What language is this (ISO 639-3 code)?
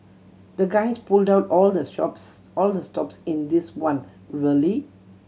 eng